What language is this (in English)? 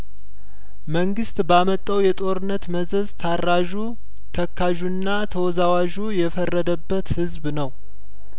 Amharic